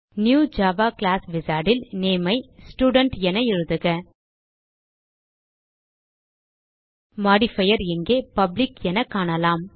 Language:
Tamil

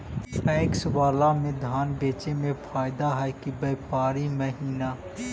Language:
Magahi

